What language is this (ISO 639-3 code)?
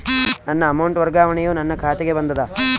kan